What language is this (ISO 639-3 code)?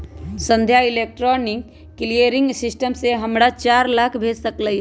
mag